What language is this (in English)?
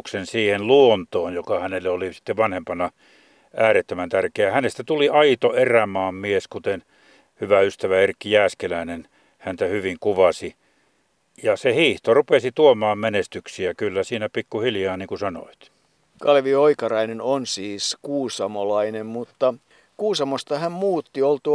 Finnish